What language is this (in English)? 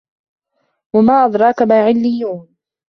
Arabic